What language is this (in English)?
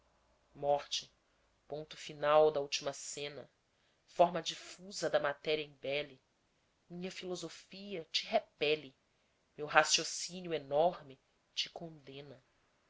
Portuguese